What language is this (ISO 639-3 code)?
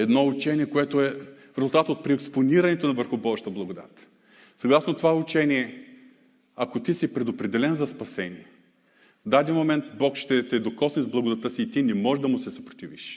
bul